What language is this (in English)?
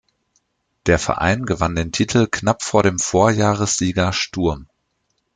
German